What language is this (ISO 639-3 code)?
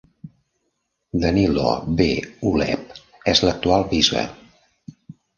cat